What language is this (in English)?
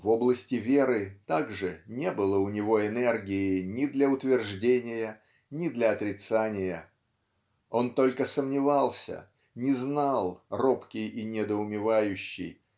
Russian